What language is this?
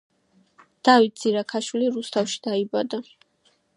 Georgian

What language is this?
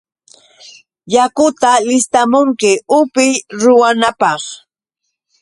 Yauyos Quechua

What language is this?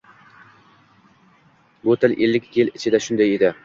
Uzbek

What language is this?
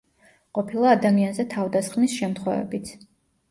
Georgian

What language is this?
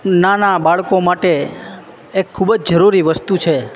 Gujarati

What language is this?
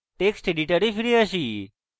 Bangla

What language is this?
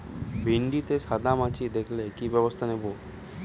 Bangla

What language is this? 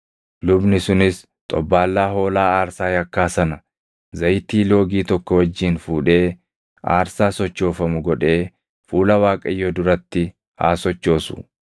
Oromo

